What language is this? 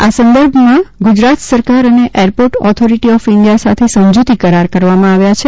Gujarati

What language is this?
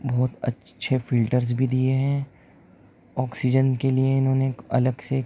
Urdu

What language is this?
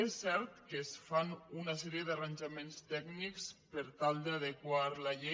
Catalan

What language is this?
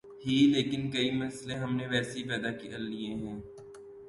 Urdu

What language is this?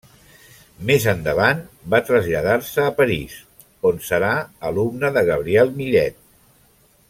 Catalan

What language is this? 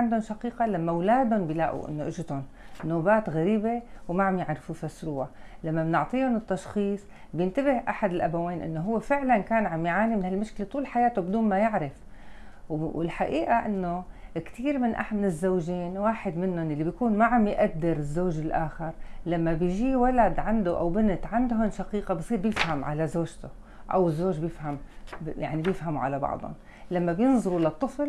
Arabic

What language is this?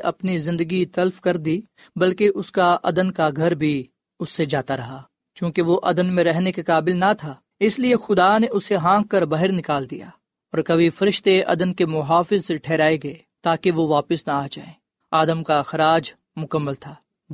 Urdu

